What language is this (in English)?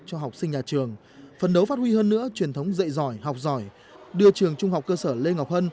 Vietnamese